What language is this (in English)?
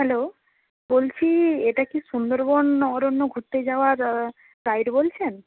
Bangla